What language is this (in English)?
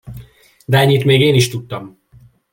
Hungarian